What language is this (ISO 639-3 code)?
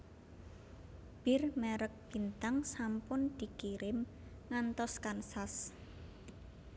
jav